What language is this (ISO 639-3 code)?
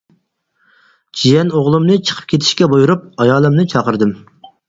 uig